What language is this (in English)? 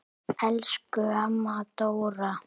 Icelandic